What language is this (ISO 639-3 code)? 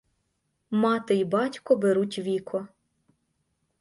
ukr